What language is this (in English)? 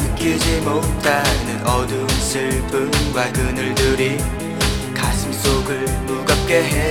Korean